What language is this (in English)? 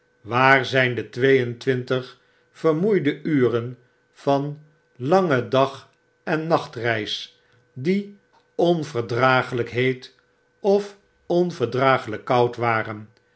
Dutch